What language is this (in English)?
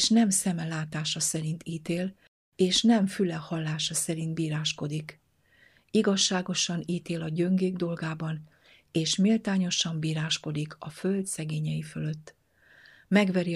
Hungarian